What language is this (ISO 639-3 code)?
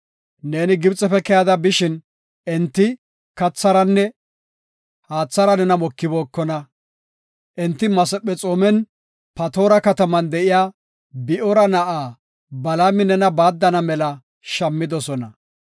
gof